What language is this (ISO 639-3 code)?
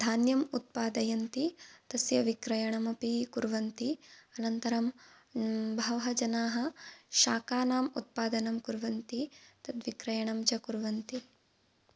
san